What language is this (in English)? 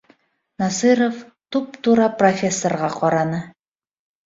Bashkir